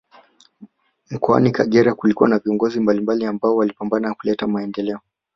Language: Swahili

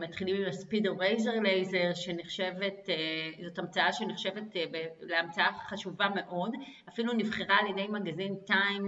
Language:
Hebrew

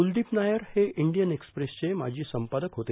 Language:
Marathi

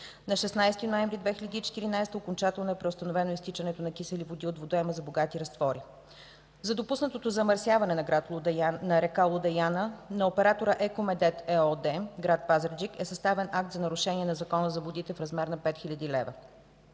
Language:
Bulgarian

